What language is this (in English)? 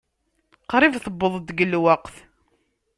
Kabyle